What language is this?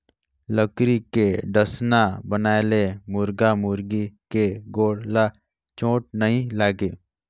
Chhattisgarhi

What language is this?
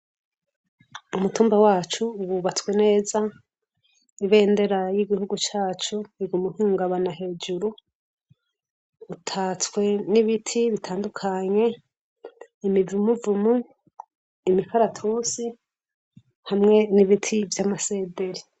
Rundi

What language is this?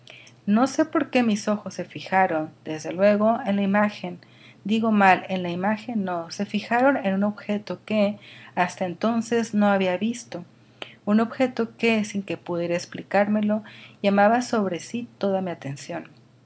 Spanish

